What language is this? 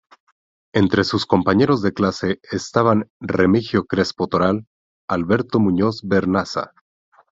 Spanish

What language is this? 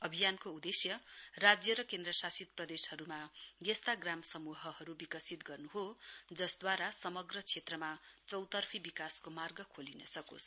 Nepali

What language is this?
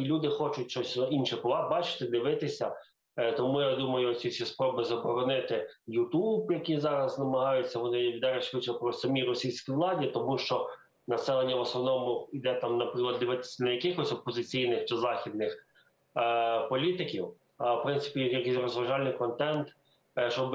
Ukrainian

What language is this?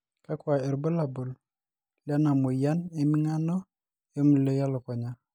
Masai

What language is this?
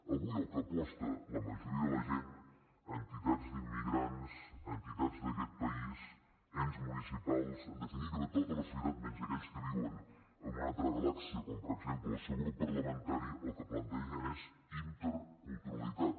Catalan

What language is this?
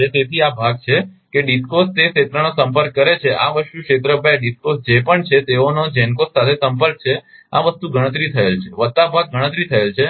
Gujarati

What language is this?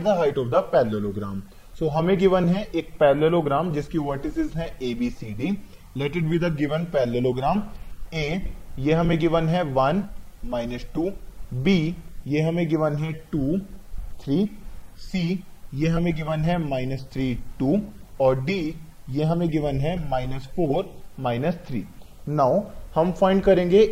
Hindi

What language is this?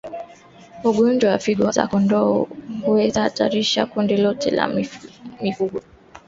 Swahili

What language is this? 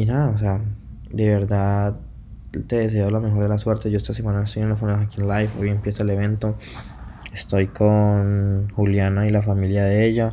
Spanish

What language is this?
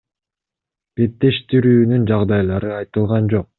Kyrgyz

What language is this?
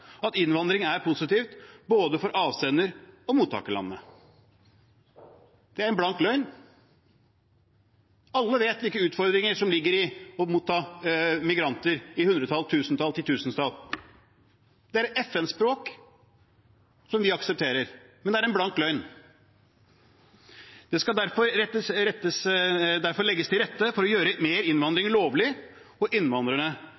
Norwegian Bokmål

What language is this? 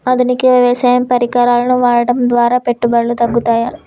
Telugu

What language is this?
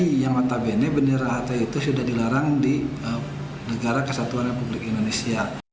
Indonesian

